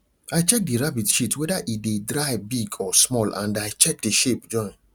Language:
Nigerian Pidgin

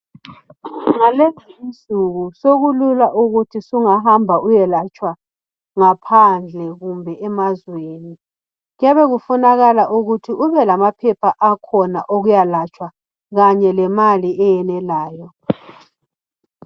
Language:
North Ndebele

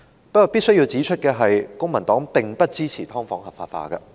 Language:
Cantonese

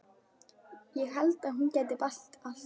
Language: Icelandic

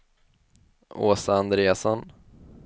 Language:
Swedish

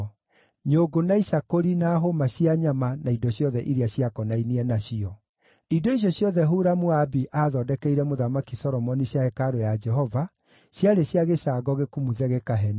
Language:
Kikuyu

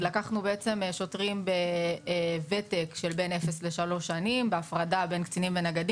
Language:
Hebrew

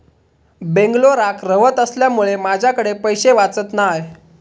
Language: Marathi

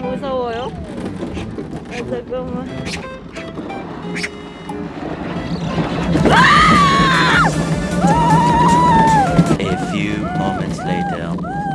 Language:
Korean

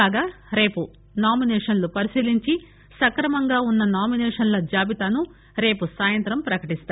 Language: Telugu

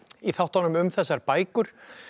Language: Icelandic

